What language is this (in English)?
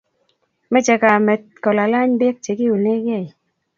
Kalenjin